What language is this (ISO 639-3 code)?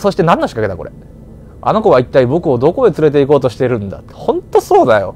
jpn